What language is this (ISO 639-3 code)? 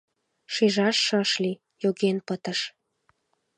chm